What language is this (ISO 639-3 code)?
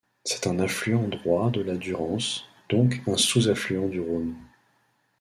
fra